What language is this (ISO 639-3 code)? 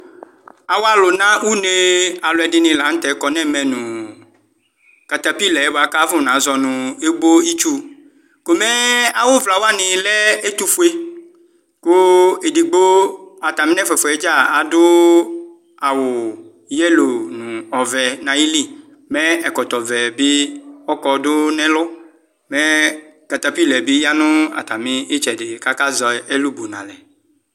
kpo